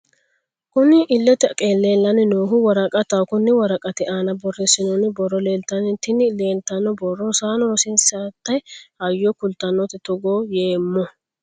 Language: Sidamo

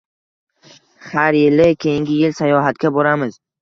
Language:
Uzbek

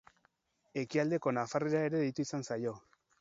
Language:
Basque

